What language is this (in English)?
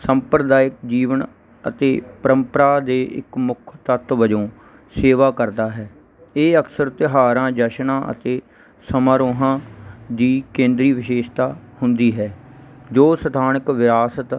Punjabi